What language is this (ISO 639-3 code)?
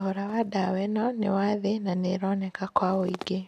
kik